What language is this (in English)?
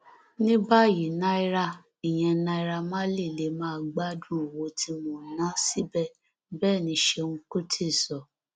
Yoruba